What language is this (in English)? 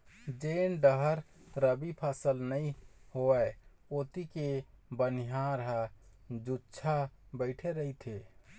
Chhattisgarhi